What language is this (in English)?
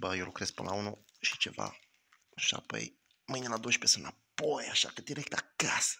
Romanian